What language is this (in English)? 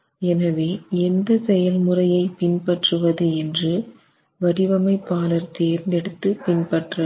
Tamil